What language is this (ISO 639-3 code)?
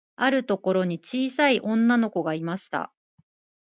jpn